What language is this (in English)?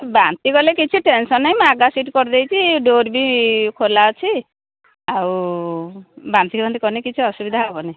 Odia